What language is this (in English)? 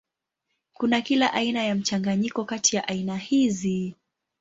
Swahili